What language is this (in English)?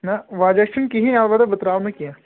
Kashmiri